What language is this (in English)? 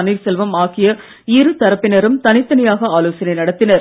Tamil